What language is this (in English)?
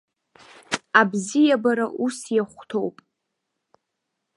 Abkhazian